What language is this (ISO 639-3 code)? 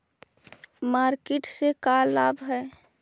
mag